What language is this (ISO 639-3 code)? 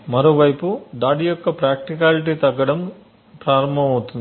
tel